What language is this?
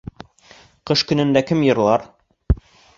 Bashkir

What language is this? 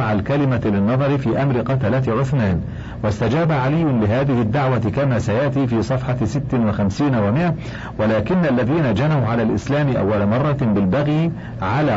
Arabic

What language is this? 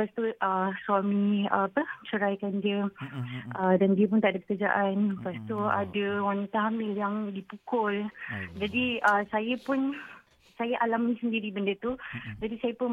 Malay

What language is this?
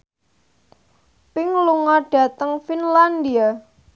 Javanese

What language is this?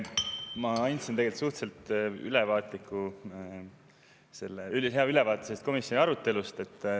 Estonian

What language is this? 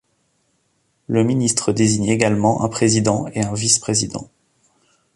French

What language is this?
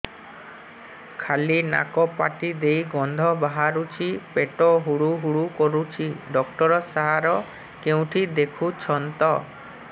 Odia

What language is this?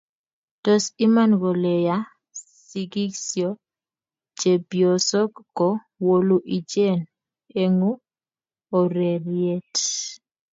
Kalenjin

